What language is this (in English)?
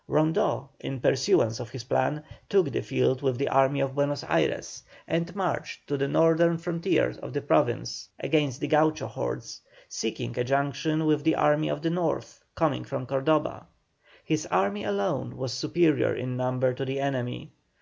English